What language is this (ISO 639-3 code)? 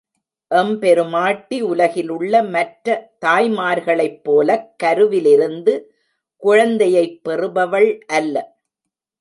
tam